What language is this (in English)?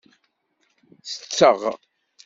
Kabyle